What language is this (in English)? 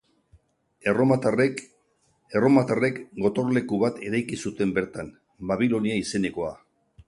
Basque